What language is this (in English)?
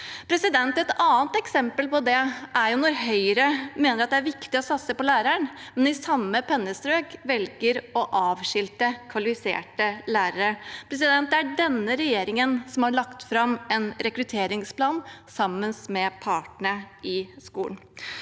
Norwegian